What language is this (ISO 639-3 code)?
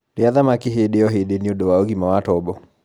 kik